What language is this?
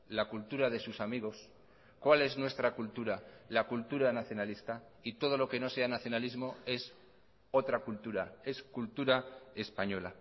Spanish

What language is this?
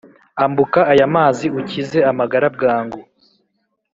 Kinyarwanda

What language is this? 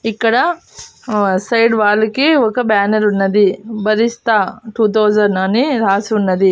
Telugu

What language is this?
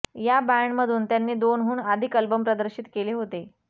Marathi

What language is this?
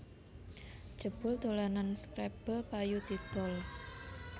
Javanese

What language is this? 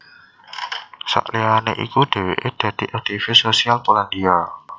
Javanese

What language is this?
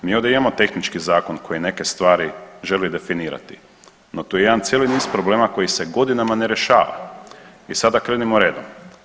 Croatian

